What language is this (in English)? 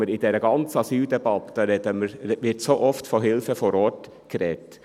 Swiss German